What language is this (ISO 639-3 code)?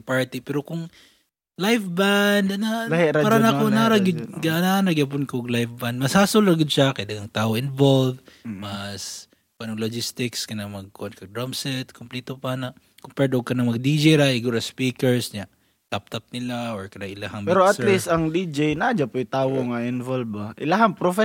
fil